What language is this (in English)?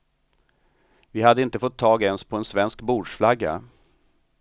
Swedish